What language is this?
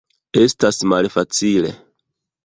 Esperanto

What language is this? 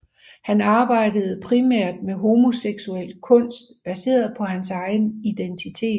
Danish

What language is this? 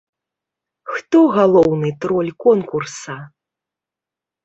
Belarusian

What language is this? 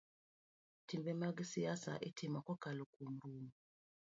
Luo (Kenya and Tanzania)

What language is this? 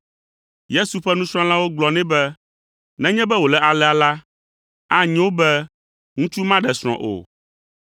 Ewe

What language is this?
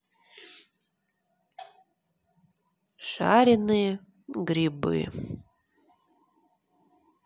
Russian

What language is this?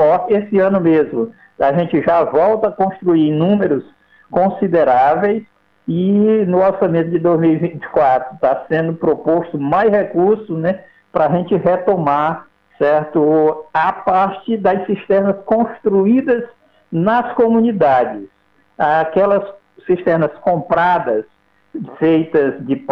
Portuguese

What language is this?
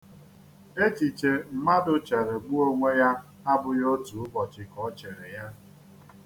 Igbo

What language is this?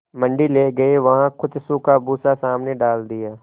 Hindi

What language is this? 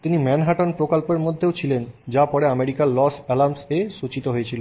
Bangla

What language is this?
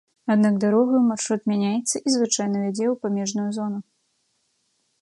Belarusian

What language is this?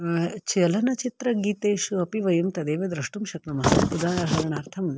Sanskrit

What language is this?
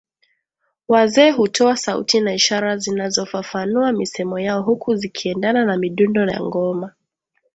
Swahili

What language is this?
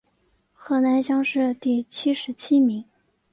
Chinese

